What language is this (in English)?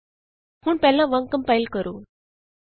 Punjabi